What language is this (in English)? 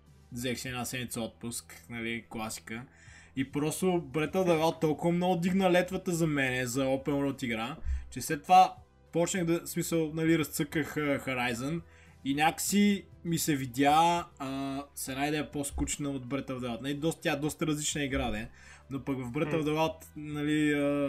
Bulgarian